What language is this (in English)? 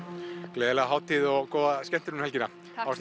Icelandic